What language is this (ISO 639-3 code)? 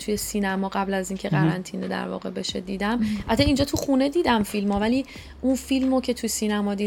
fas